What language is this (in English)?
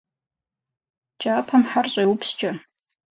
Kabardian